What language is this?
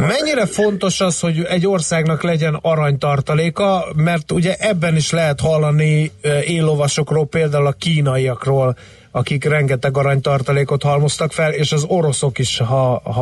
Hungarian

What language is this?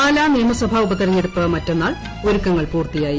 Malayalam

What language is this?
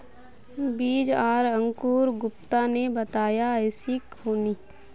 Magahi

